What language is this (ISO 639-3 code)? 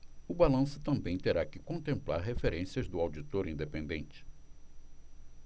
por